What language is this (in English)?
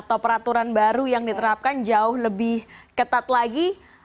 Indonesian